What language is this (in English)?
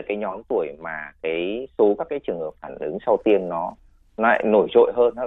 Vietnamese